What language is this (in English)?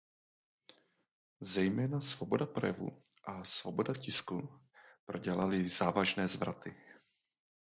Czech